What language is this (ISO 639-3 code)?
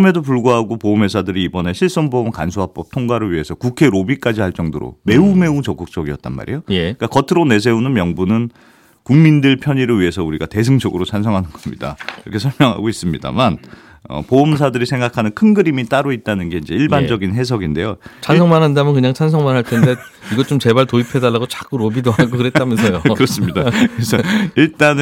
kor